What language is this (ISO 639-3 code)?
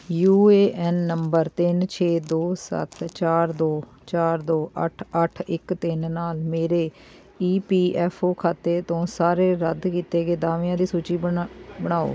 pan